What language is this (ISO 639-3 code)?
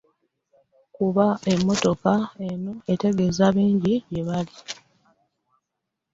lug